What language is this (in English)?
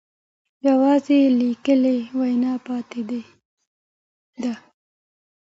Pashto